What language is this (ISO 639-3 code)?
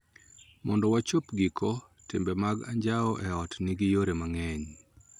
luo